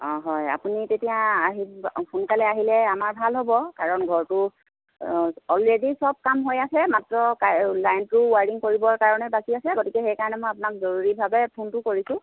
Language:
Assamese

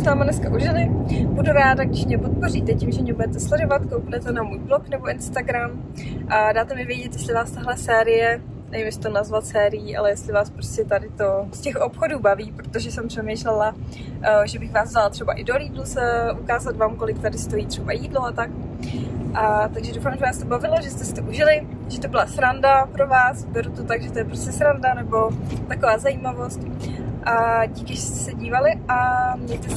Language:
Czech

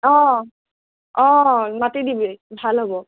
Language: Assamese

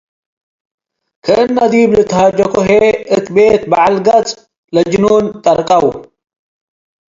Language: Tigre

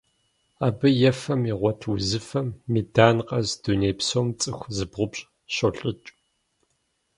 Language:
Kabardian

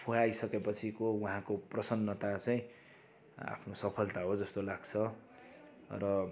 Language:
Nepali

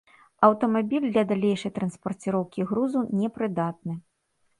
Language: Belarusian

